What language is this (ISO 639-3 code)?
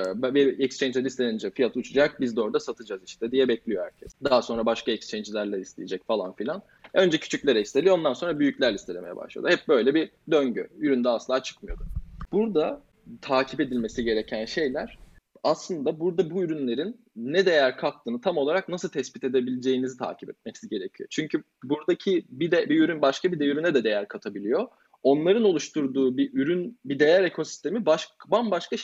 tur